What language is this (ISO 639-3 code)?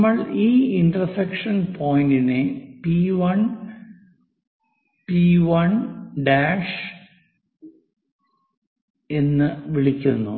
mal